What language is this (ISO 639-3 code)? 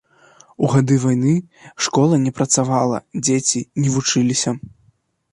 bel